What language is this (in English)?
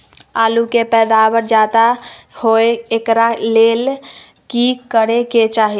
Magahi